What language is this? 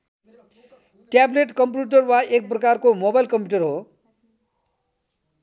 Nepali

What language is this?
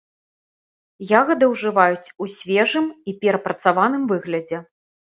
Belarusian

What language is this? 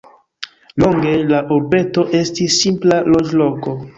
Esperanto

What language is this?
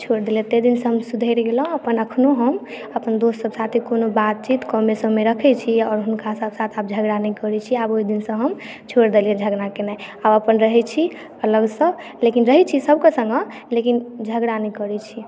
Maithili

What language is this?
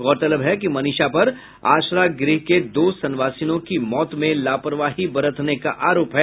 Hindi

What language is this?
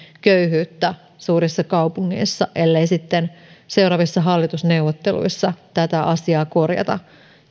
Finnish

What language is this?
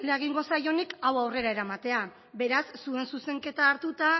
Basque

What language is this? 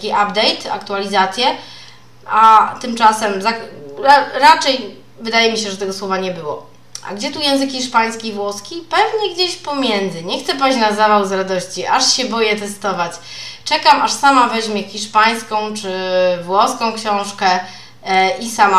Polish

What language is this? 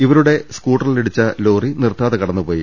Malayalam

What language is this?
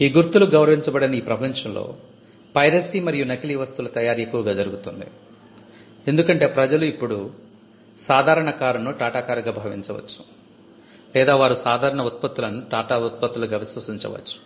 Telugu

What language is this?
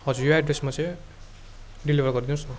Nepali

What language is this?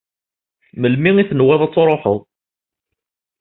Kabyle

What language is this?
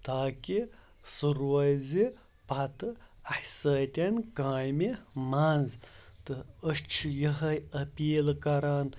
Kashmiri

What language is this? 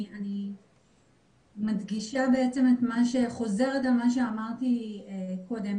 Hebrew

